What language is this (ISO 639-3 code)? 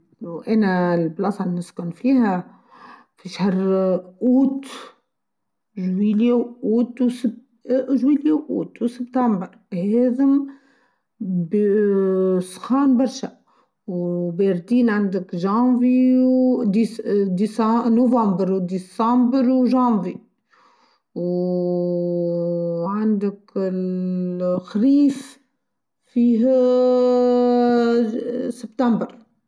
aeb